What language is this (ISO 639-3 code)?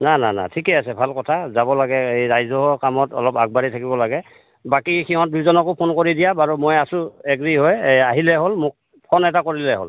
asm